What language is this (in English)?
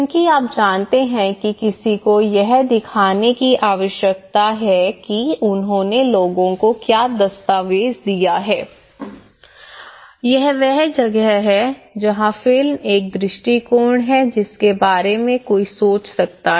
Hindi